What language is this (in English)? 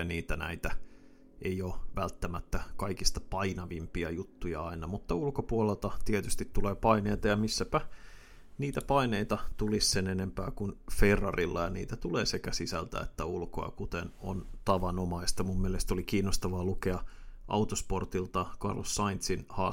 Finnish